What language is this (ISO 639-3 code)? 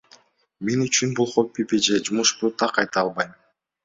kir